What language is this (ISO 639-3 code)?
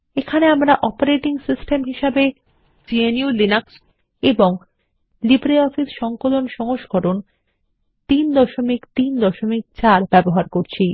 ben